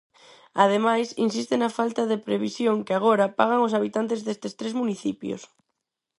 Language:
Galician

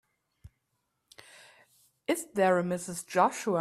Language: English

